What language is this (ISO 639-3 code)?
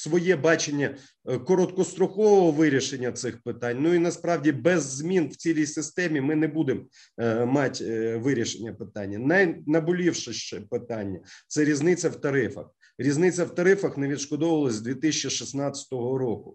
ukr